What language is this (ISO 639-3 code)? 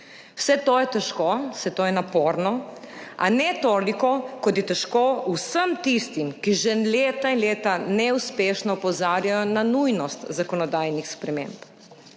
slv